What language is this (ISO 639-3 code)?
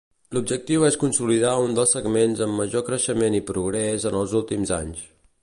cat